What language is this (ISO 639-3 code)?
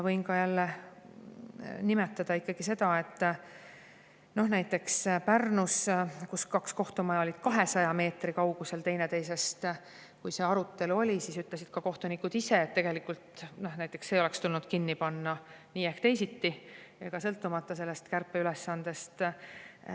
est